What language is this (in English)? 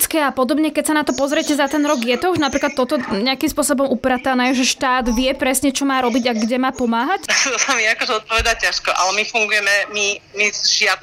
Slovak